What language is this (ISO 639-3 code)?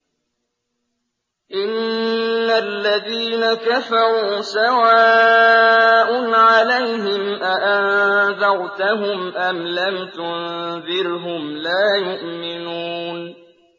ara